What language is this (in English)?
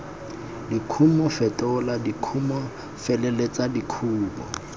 Tswana